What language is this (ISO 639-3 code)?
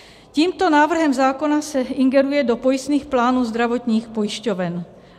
ces